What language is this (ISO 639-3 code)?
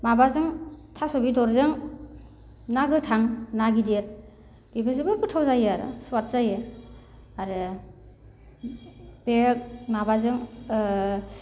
brx